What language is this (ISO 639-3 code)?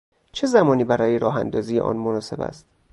fas